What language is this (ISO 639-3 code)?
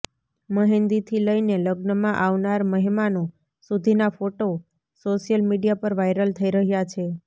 guj